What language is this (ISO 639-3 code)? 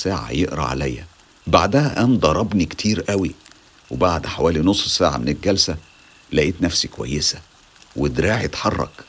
ara